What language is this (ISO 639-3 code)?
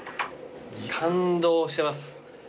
jpn